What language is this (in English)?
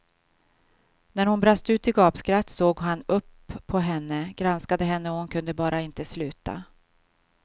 Swedish